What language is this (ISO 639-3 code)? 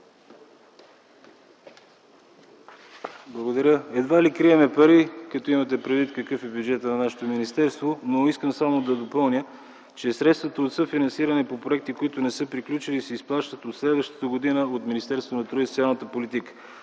bul